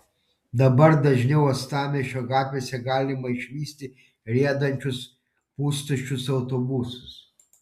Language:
Lithuanian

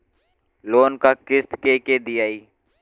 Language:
Bhojpuri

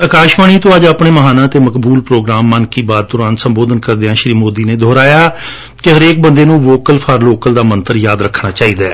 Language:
Punjabi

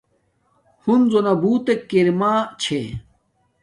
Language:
Domaaki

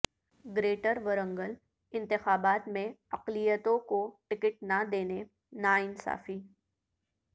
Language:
Urdu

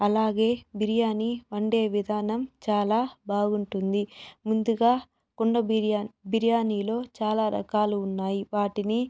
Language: Telugu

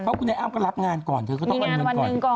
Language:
Thai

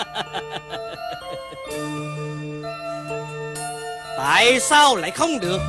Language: Vietnamese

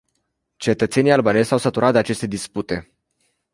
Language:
Romanian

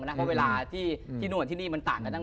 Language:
Thai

